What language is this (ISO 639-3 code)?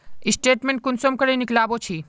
mag